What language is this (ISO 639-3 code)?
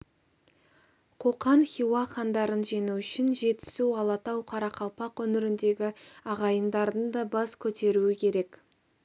kaz